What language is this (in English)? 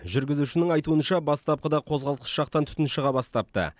Kazakh